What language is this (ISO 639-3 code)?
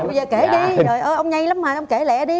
vie